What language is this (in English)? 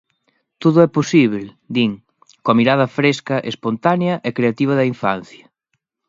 Galician